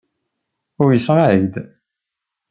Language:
Kabyle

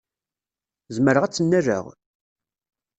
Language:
Kabyle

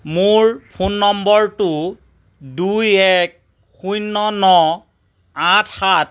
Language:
Assamese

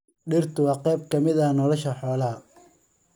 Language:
Somali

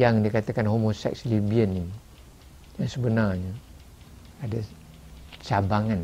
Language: Malay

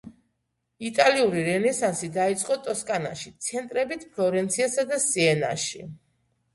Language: Georgian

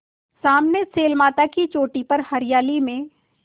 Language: Hindi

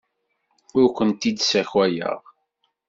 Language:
Kabyle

